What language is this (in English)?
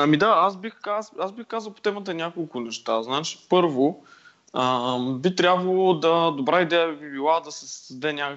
Bulgarian